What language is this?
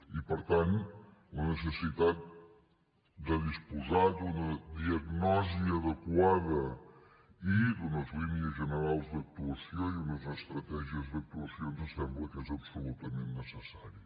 Catalan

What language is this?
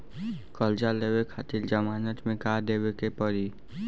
Bhojpuri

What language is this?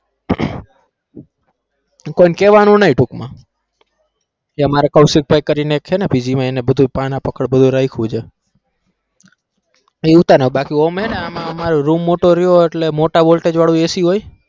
Gujarati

